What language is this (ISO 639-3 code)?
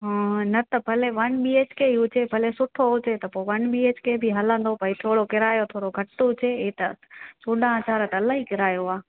snd